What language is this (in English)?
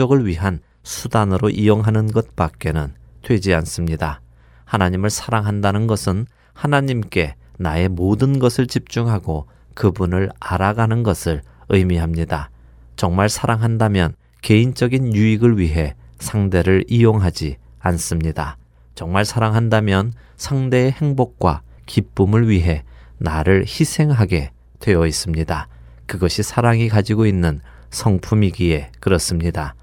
Korean